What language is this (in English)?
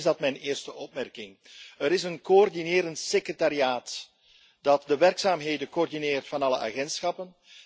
Dutch